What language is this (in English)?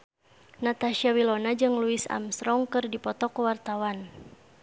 Sundanese